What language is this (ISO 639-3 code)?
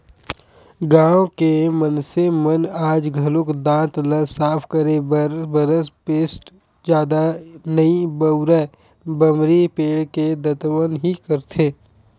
hne